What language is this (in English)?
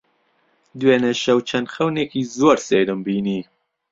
Central Kurdish